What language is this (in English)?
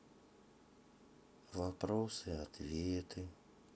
Russian